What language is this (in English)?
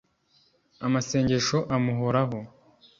Kinyarwanda